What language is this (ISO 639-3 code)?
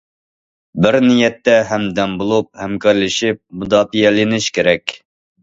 uig